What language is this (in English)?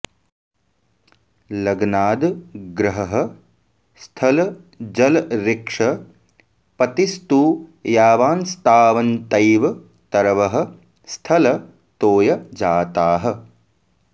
Sanskrit